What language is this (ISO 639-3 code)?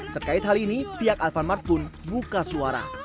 ind